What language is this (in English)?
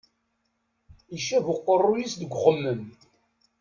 Kabyle